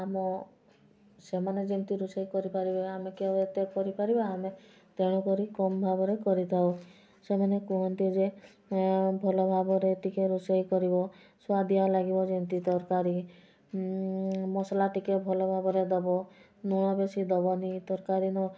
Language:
Odia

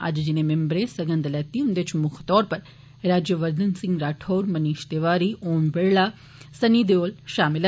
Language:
Dogri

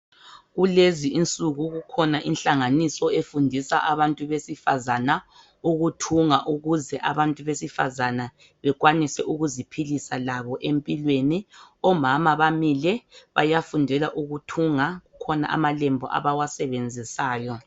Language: North Ndebele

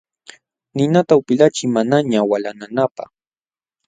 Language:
Jauja Wanca Quechua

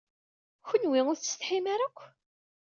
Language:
Kabyle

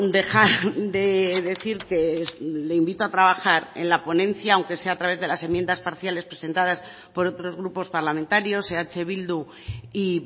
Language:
Spanish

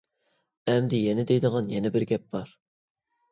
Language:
Uyghur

